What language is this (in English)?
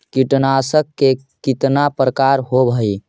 Magahi